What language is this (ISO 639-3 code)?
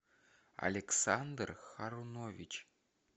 rus